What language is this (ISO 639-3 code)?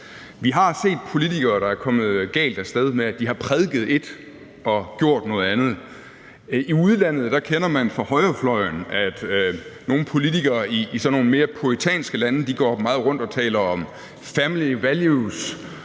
dan